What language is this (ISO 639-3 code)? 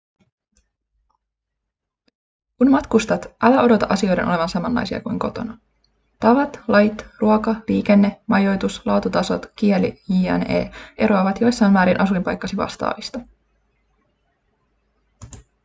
fin